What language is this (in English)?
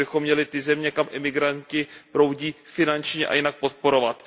Czech